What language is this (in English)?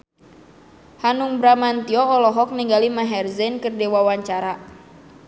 Sundanese